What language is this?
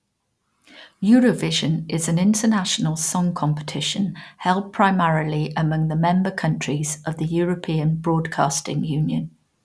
English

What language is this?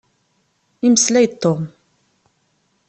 Kabyle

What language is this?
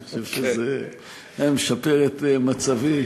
Hebrew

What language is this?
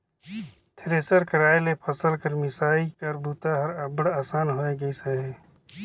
Chhattisgarhi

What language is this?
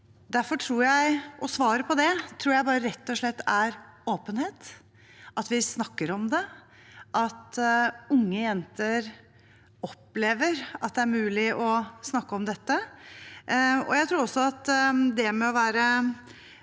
Norwegian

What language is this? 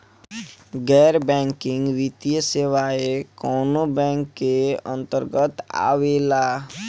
Bhojpuri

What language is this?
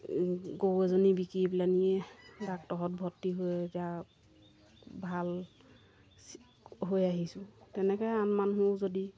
Assamese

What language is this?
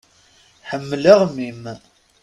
Kabyle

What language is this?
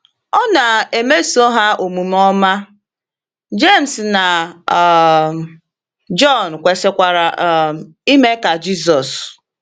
Igbo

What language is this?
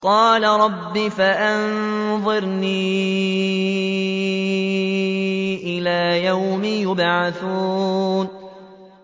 Arabic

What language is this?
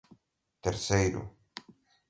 Portuguese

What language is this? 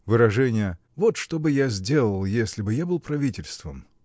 Russian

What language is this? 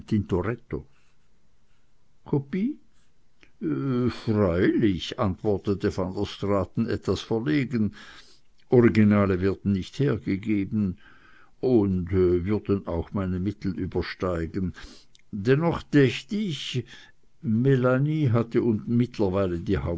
German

